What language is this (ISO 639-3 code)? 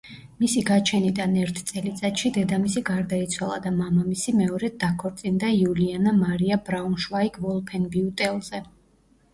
kat